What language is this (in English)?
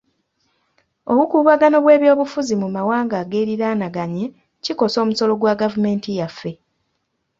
Ganda